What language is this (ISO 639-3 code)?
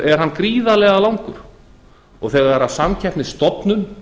isl